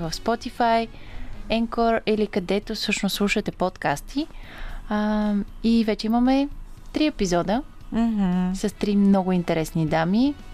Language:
Bulgarian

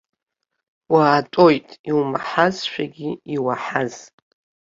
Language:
Abkhazian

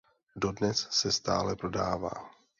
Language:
Czech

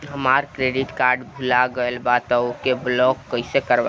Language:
Bhojpuri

